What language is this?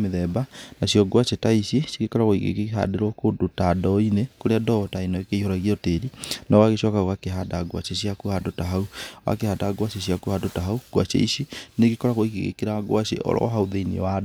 Kikuyu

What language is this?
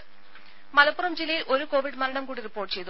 Malayalam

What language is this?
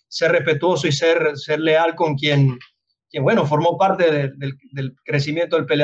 Spanish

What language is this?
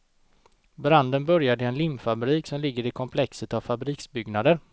Swedish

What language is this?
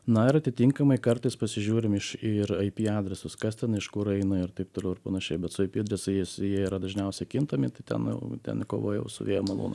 Lithuanian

